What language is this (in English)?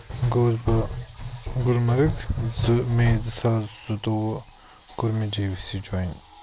Kashmiri